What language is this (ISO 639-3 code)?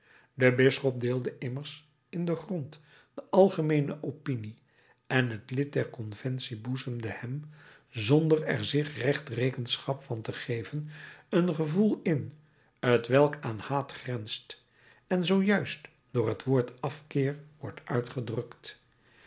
nld